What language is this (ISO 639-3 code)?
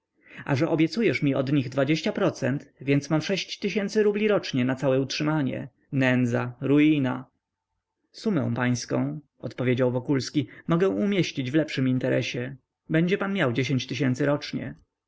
pol